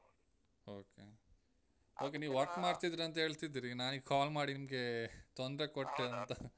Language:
Kannada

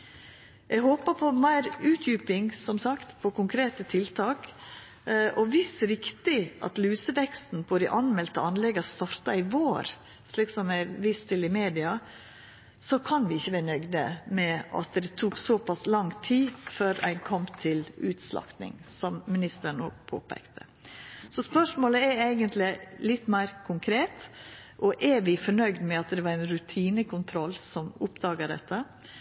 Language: Norwegian Nynorsk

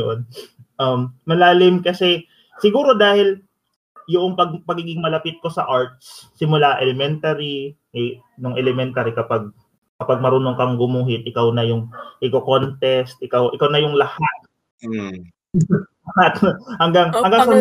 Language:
Filipino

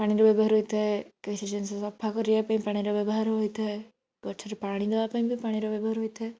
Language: Odia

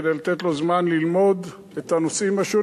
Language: Hebrew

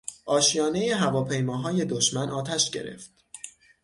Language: Persian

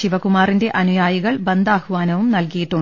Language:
Malayalam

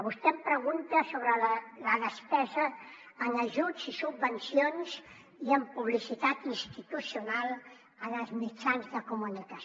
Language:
Catalan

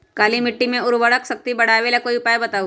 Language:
Magahi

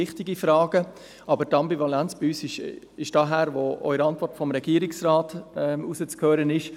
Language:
Swiss German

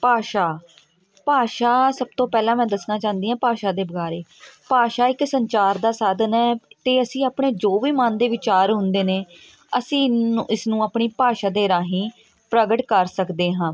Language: Punjabi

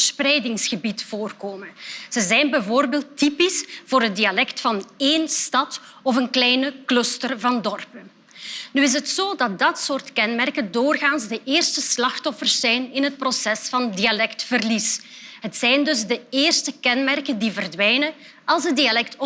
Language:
Dutch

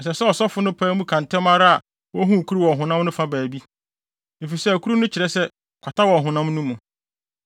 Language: Akan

